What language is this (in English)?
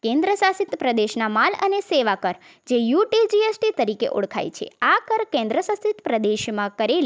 Gujarati